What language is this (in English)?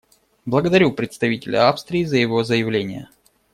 Russian